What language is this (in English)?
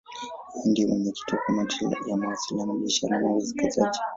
Swahili